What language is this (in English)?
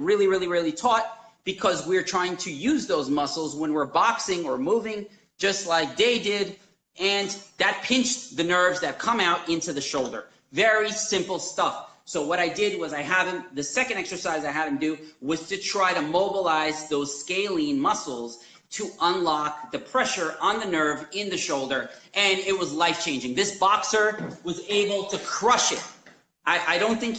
English